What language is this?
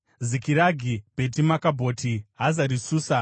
Shona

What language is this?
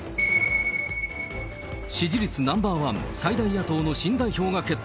Japanese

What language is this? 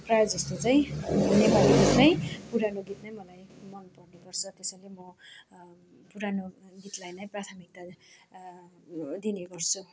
Nepali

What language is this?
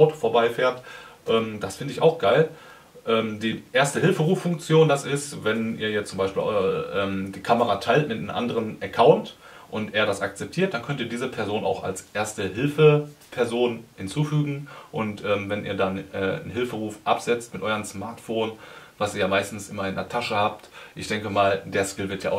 German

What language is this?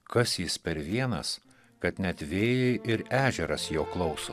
Lithuanian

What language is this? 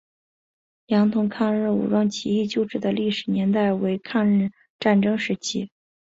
Chinese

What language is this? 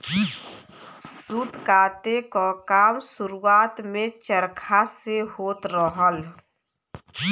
Bhojpuri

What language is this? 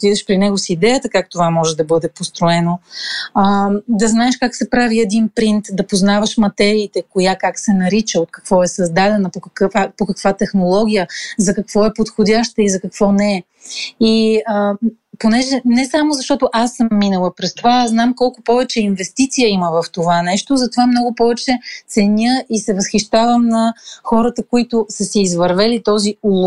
Bulgarian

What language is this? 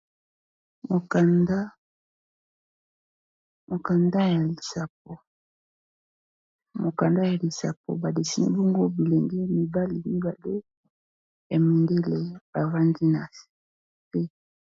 Lingala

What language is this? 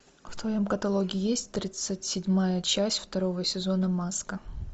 Russian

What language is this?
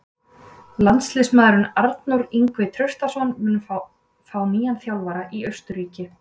Icelandic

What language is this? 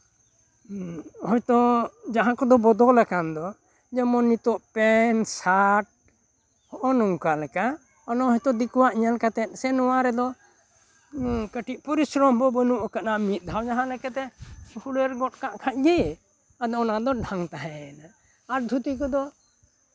Santali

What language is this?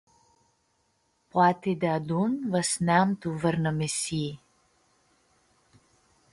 Aromanian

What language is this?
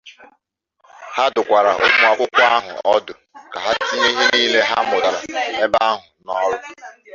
Igbo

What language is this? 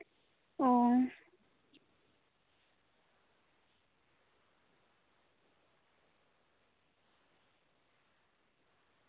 Santali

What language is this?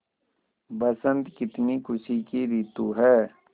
Hindi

